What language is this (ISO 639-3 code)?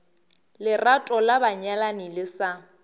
nso